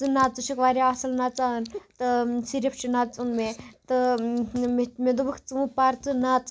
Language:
Kashmiri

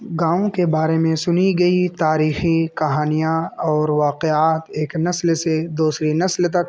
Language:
Urdu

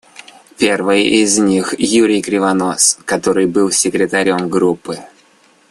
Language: Russian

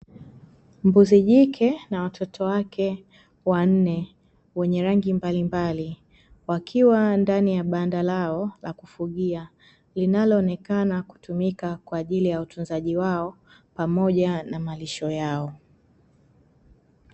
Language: Swahili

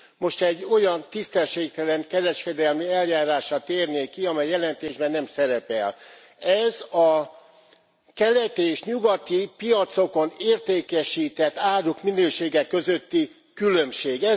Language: Hungarian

